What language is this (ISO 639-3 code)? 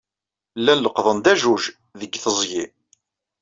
kab